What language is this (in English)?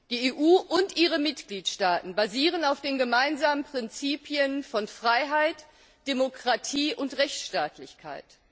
German